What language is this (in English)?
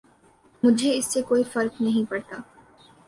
Urdu